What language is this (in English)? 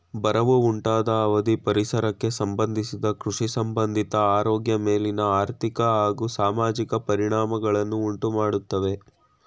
Kannada